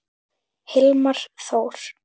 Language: Icelandic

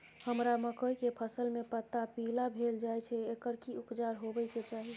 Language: Maithili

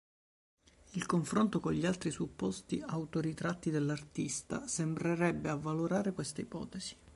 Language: Italian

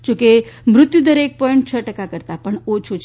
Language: Gujarati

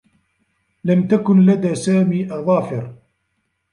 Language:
Arabic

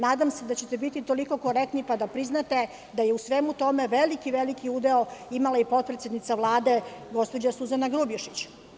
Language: Serbian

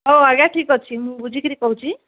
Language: Odia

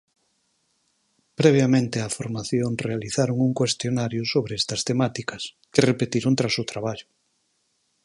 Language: Galician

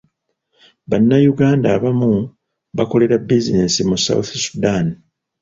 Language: Ganda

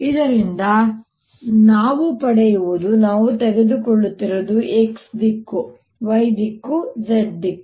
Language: Kannada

